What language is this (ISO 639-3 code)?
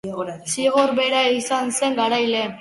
eus